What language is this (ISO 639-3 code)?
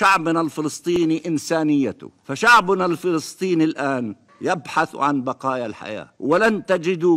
ara